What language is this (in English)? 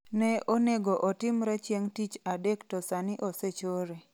Luo (Kenya and Tanzania)